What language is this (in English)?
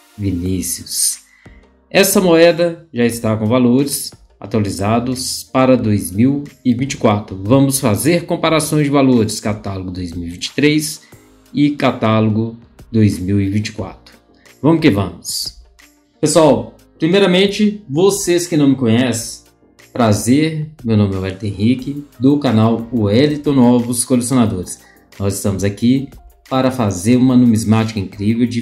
Portuguese